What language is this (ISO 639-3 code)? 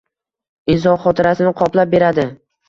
uzb